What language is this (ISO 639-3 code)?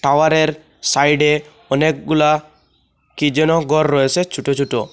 ben